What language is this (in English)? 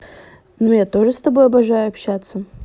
Russian